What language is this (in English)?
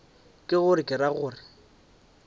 Northern Sotho